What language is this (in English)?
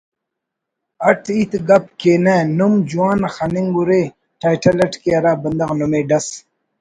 Brahui